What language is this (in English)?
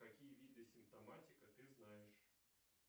Russian